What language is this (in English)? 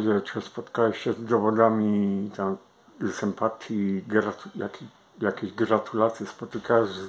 Polish